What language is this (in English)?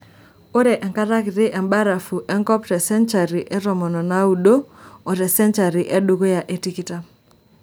Masai